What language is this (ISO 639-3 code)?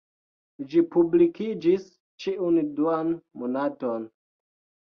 epo